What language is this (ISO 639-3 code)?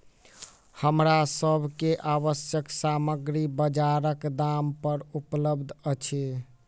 mai